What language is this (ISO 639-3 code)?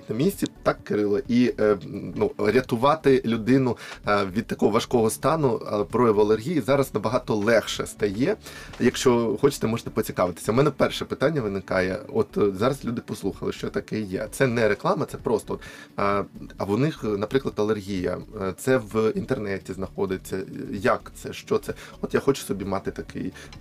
ukr